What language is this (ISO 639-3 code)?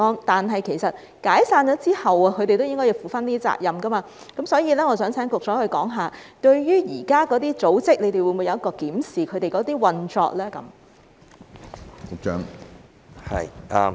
yue